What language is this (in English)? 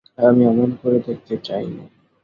Bangla